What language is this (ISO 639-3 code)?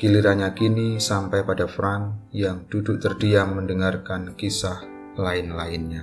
ind